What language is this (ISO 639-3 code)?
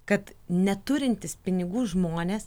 lit